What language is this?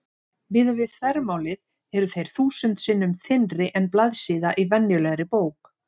Icelandic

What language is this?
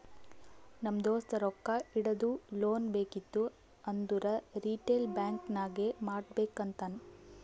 Kannada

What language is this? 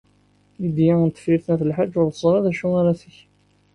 Kabyle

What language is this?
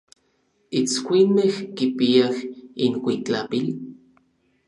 Orizaba Nahuatl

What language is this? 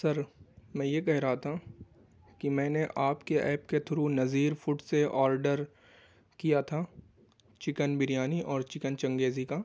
Urdu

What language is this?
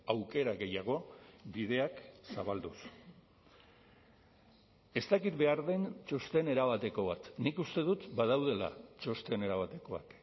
Basque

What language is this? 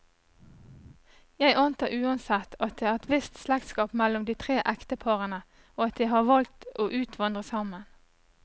Norwegian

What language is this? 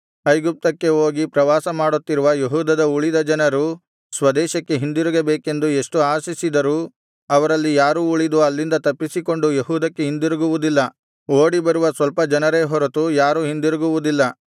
Kannada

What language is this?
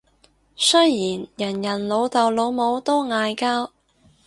Cantonese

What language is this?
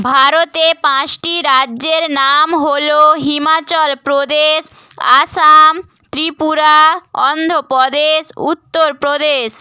Bangla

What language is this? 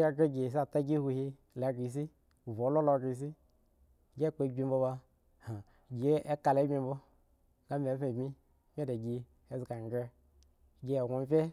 Eggon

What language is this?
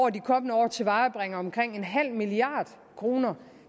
Danish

